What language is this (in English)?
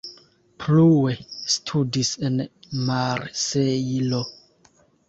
Esperanto